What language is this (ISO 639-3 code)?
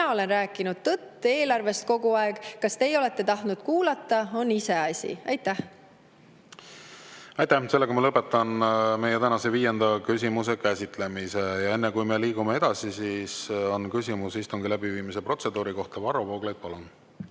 est